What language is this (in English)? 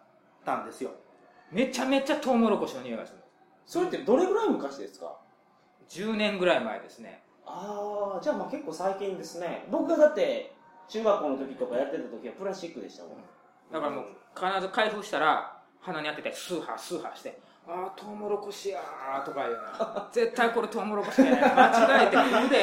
Japanese